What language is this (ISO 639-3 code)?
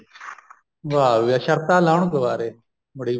pan